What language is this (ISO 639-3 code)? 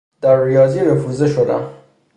fas